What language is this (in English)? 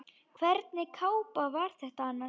Icelandic